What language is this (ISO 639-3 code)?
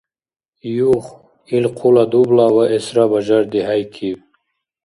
dar